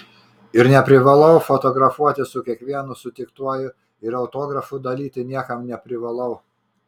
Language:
Lithuanian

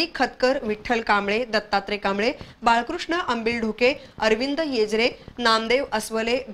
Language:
Romanian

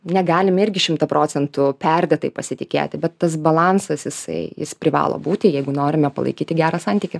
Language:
Lithuanian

